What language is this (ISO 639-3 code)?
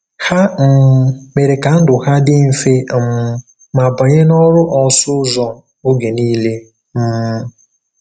ibo